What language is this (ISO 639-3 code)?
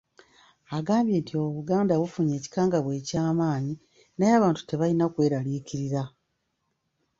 lug